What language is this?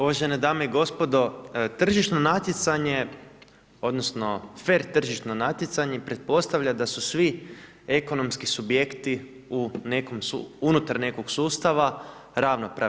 Croatian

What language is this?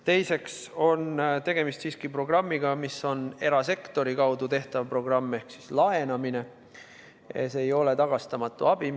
Estonian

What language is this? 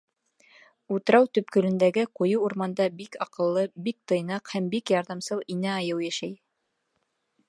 Bashkir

